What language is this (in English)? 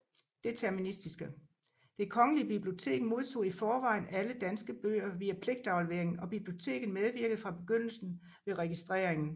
Danish